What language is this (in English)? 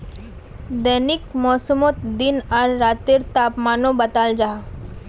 Magahi